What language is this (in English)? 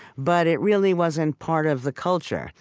English